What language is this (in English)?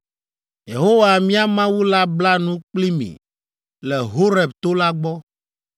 Ewe